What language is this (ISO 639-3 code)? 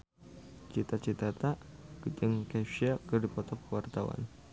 sun